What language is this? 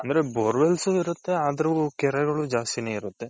Kannada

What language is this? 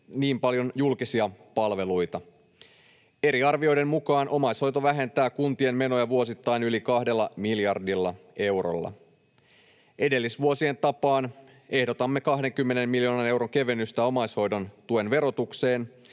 Finnish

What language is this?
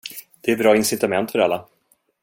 Swedish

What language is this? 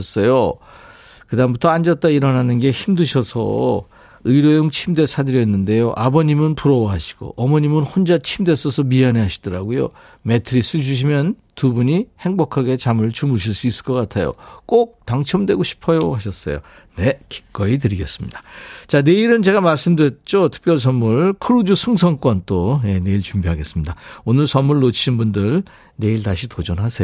Korean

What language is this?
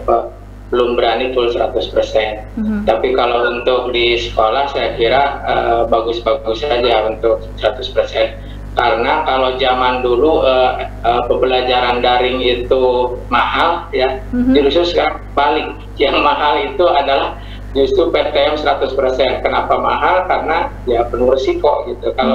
Indonesian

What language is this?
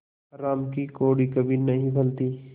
Hindi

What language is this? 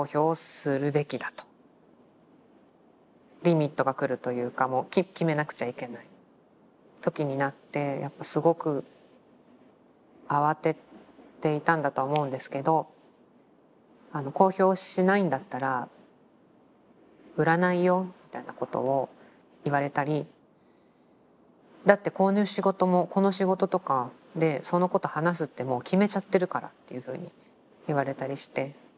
Japanese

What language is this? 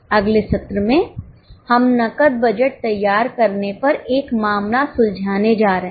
Hindi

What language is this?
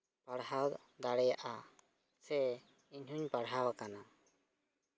Santali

